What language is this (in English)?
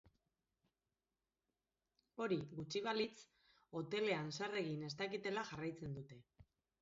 Basque